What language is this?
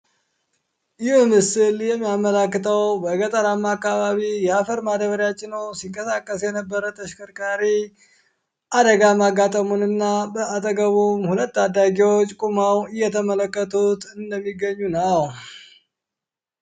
Amharic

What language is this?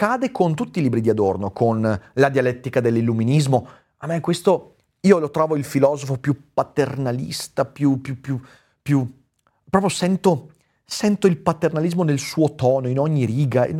Italian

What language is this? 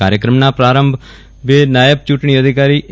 Gujarati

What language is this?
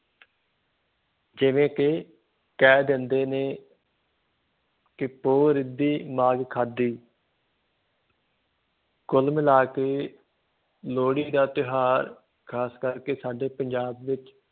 Punjabi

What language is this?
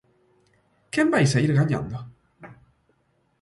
Galician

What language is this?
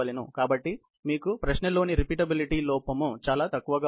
Telugu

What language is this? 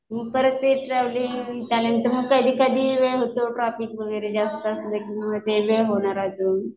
Marathi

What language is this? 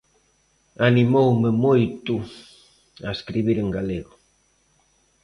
Galician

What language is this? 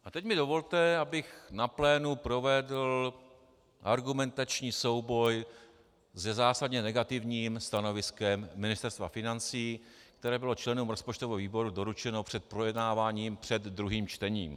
Czech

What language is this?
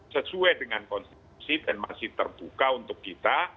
Indonesian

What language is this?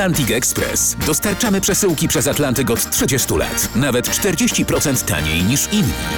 Polish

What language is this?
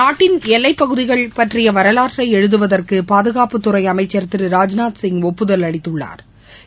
Tamil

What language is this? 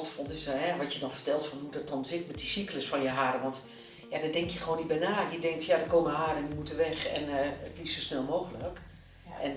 Dutch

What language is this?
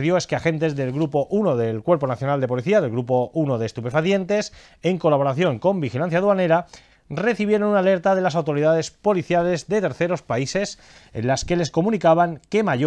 Spanish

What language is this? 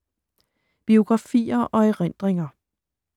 Danish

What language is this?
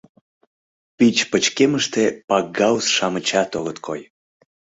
Mari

